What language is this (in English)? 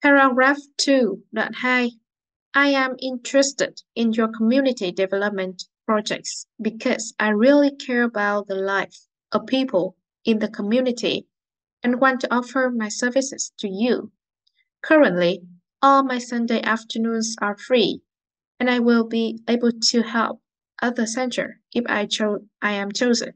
Vietnamese